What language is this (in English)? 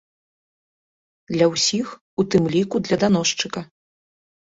Belarusian